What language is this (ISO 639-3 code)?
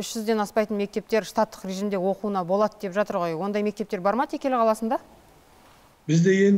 tur